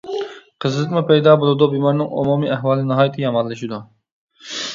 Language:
Uyghur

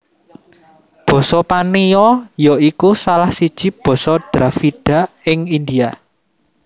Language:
Javanese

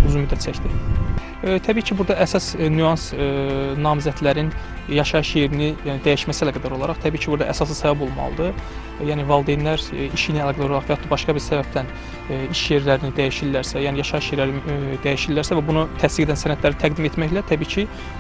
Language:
Turkish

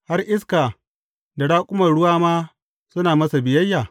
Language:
Hausa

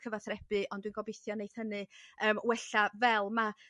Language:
Welsh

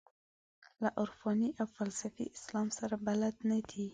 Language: Pashto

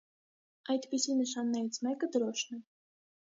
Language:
Armenian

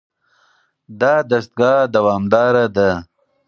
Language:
Pashto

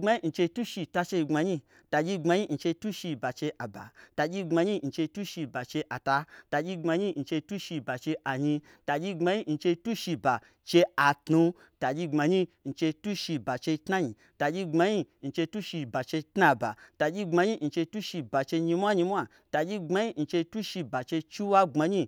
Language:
Gbagyi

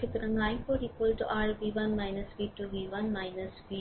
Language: Bangla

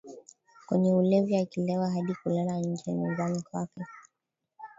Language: Swahili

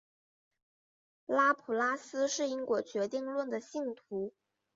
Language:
Chinese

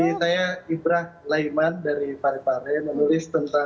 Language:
Indonesian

